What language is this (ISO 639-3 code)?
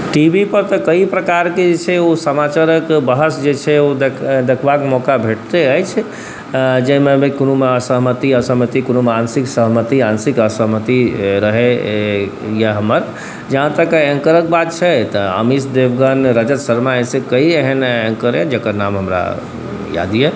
mai